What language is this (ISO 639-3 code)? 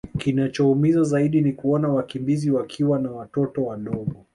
swa